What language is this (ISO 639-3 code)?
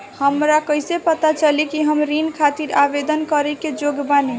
bho